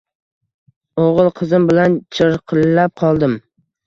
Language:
Uzbek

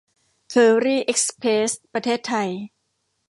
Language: Thai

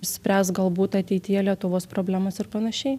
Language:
Lithuanian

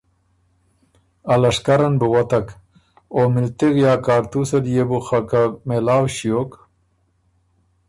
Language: Ormuri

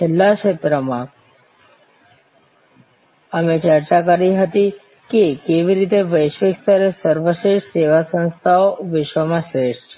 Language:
Gujarati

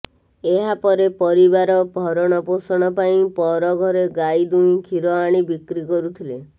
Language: Odia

